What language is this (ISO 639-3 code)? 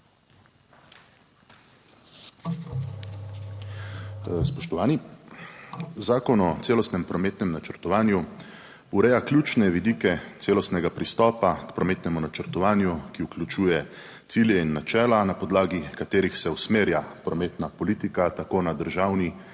slv